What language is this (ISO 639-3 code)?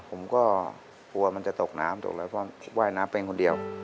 tha